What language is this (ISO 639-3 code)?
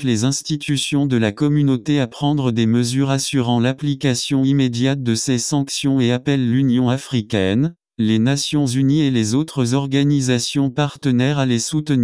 fra